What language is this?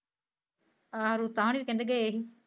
Punjabi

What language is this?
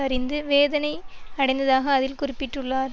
Tamil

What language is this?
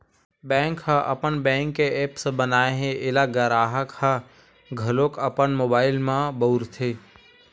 Chhattisgarhi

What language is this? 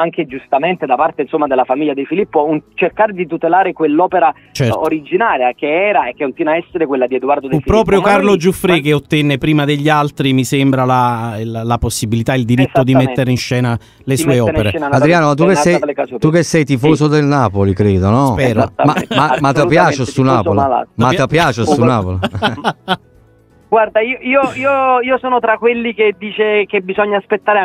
Italian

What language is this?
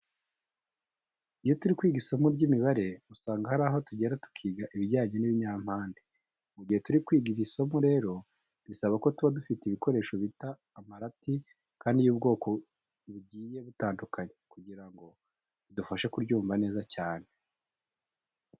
Kinyarwanda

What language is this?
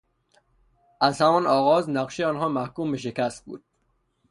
Persian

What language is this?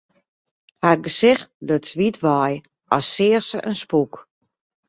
Western Frisian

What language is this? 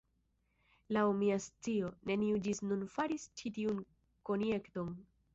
Esperanto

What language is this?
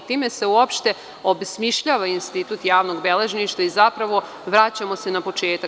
Serbian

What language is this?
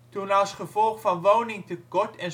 Dutch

